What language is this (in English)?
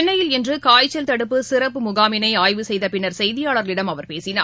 Tamil